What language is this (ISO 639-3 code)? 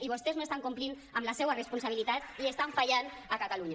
cat